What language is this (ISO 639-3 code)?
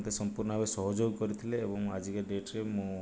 ori